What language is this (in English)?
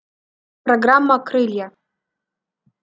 Russian